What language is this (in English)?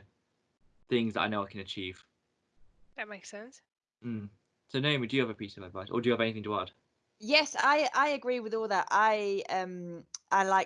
English